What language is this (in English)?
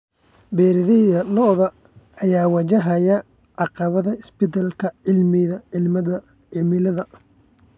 Somali